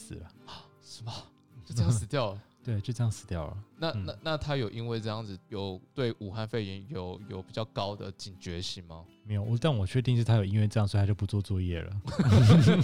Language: Chinese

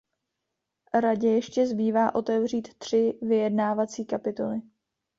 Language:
Czech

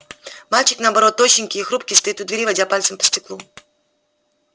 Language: Russian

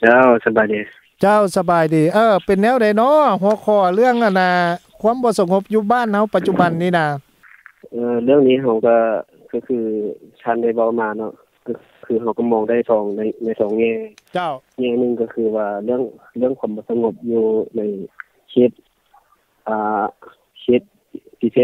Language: Thai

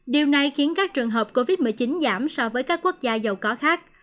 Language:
Vietnamese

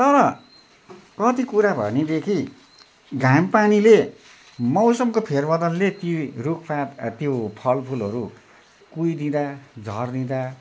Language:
Nepali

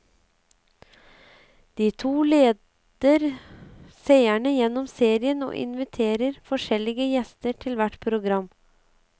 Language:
Norwegian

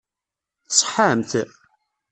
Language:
Kabyle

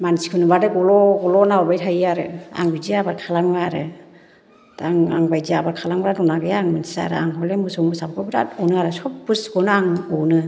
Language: Bodo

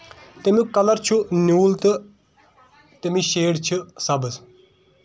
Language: Kashmiri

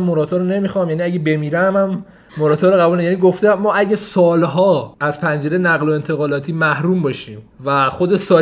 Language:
Persian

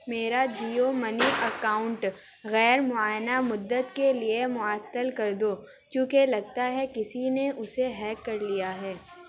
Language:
Urdu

